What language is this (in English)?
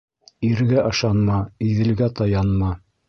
Bashkir